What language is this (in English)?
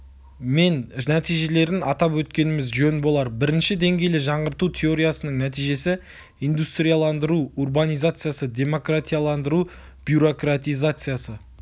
Kazakh